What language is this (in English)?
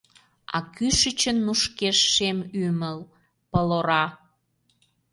Mari